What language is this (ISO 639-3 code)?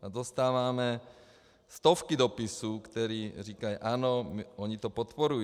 ces